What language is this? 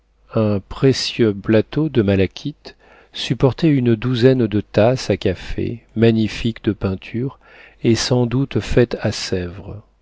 French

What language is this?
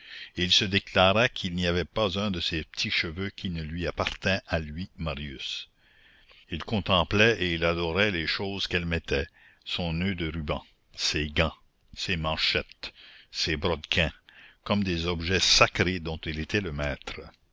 French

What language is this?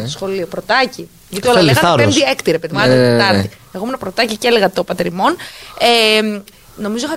Greek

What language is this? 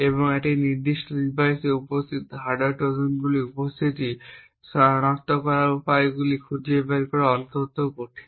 Bangla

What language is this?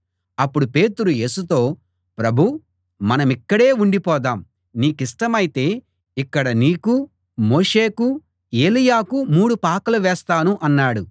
Telugu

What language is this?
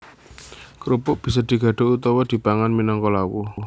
Javanese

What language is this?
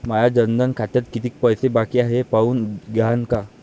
Marathi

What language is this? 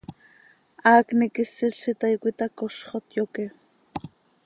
Seri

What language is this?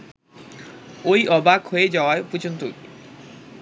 Bangla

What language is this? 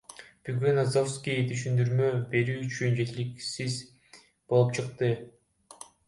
Kyrgyz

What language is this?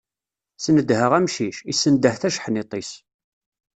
Kabyle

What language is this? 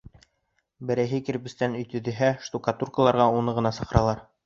Bashkir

